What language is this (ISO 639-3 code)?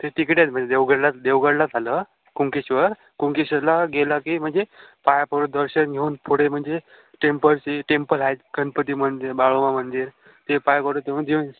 mar